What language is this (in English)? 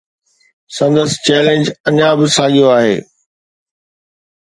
Sindhi